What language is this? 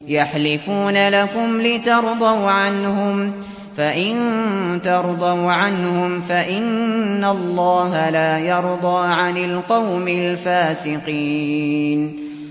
Arabic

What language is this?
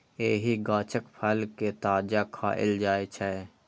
Maithili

